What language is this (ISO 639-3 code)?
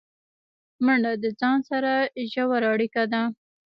pus